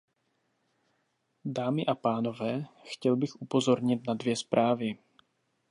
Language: Czech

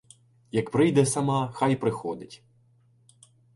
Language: Ukrainian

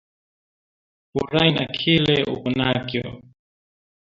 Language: Swahili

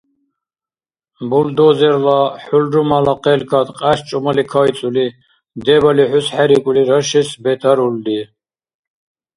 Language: Dargwa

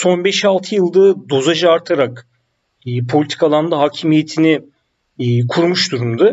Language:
Turkish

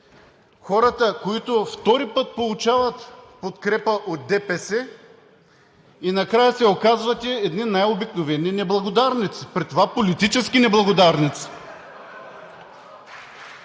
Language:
Bulgarian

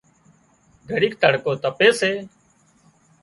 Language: Wadiyara Koli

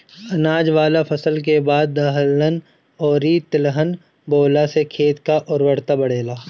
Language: Bhojpuri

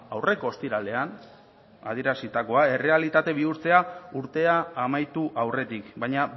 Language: Basque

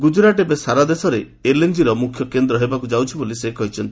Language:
Odia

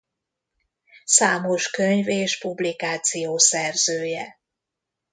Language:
Hungarian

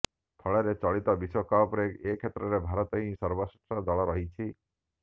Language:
Odia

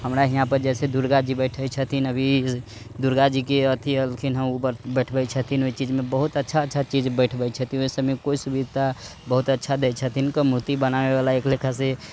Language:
Maithili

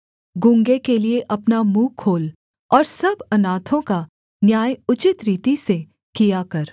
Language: Hindi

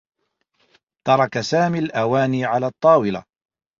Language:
Arabic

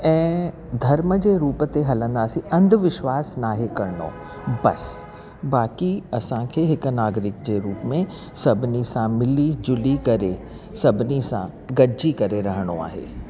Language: Sindhi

